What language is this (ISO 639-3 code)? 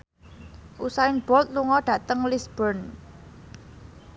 jav